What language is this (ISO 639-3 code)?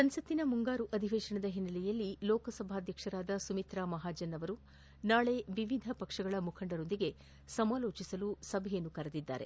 kan